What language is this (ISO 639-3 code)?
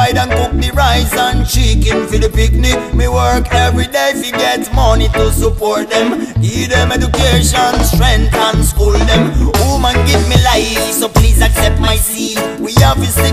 eng